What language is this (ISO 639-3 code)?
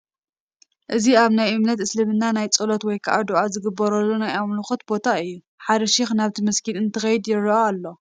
tir